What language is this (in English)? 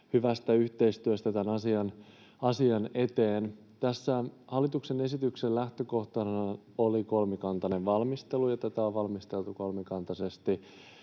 Finnish